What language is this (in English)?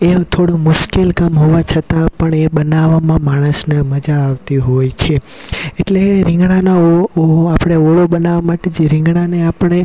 Gujarati